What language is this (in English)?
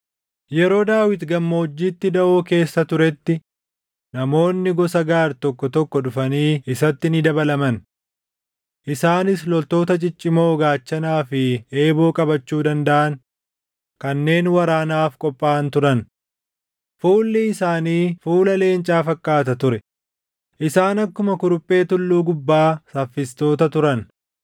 Oromo